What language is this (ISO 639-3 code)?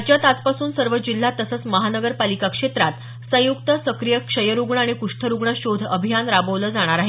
mar